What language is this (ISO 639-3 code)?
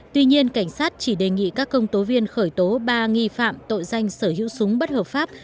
vie